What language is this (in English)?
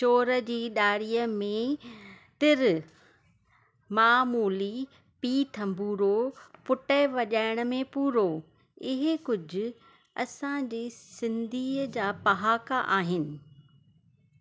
Sindhi